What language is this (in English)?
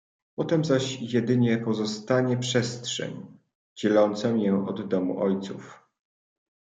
Polish